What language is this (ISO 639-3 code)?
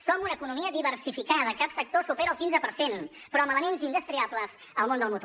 cat